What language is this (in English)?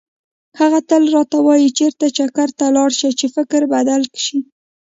Pashto